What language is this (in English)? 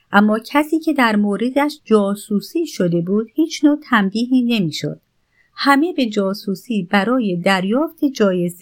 Persian